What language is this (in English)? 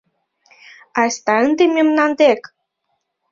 Mari